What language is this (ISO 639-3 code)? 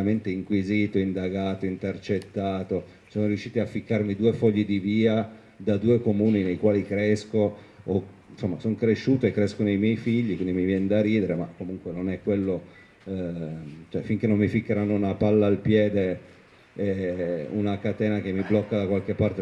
ita